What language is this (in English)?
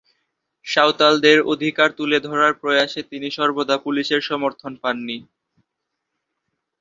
Bangla